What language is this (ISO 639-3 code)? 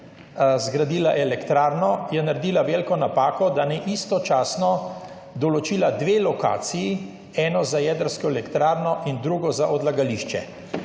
slv